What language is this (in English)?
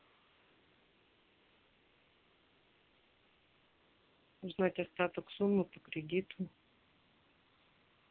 Russian